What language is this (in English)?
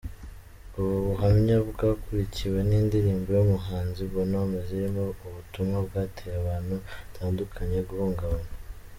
Kinyarwanda